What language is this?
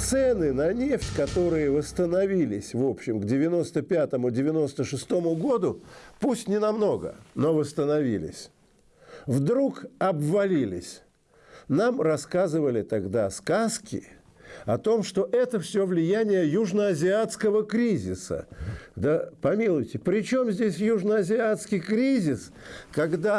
Russian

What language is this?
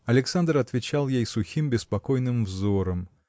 Russian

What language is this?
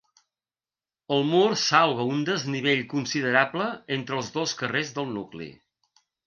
Catalan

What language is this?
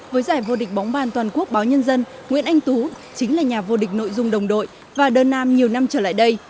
Vietnamese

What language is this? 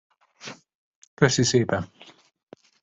Hungarian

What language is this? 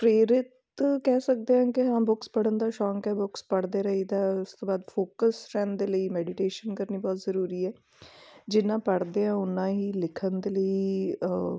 Punjabi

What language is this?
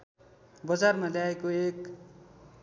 Nepali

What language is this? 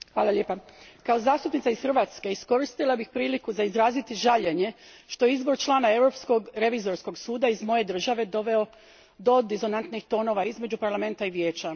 Croatian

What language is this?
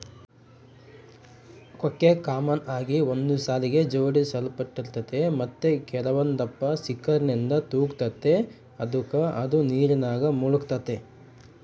Kannada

